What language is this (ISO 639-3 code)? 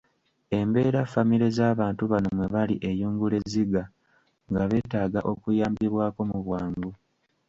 lug